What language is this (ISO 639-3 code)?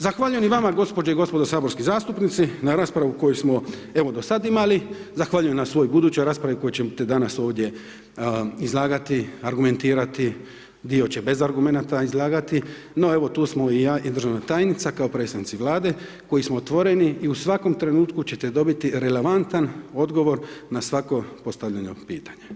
hrv